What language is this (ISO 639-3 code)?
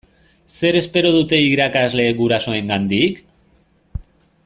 eus